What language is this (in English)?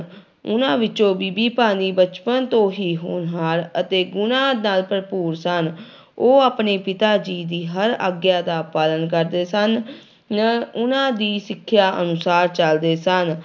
Punjabi